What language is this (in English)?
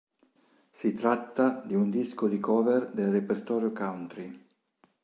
Italian